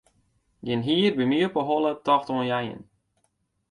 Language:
Western Frisian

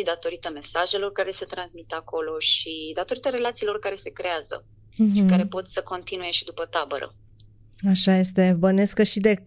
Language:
Romanian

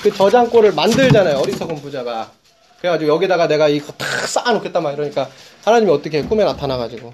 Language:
Korean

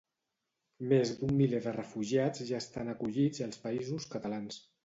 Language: Catalan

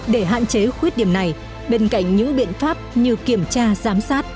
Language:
Vietnamese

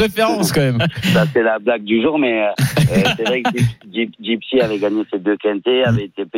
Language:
French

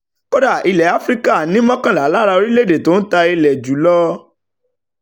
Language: Yoruba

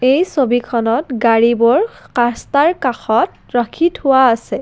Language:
Assamese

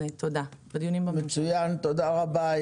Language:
Hebrew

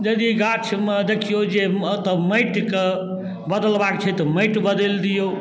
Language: Maithili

